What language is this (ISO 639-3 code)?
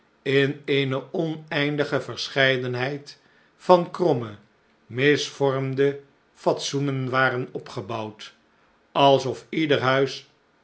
nld